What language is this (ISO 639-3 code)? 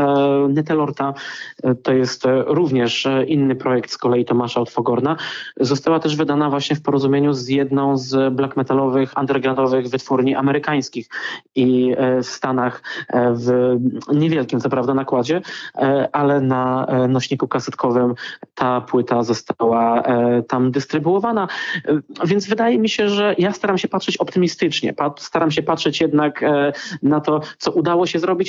pol